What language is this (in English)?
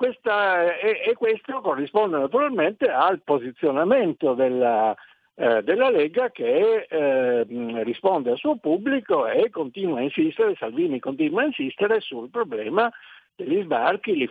Italian